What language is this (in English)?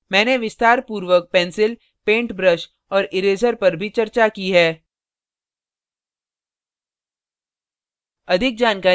Hindi